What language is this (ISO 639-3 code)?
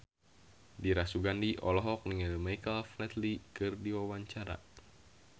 sun